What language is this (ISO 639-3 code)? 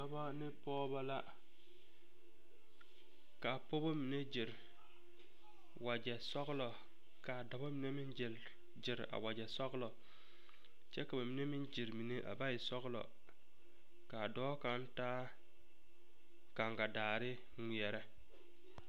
dga